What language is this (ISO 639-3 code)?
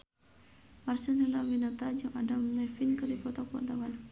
sun